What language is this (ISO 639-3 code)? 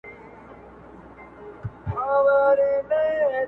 pus